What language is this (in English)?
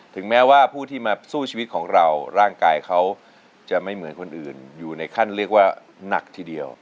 Thai